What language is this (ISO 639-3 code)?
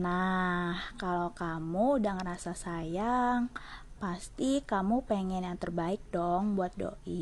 ind